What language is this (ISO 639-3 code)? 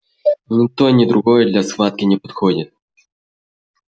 rus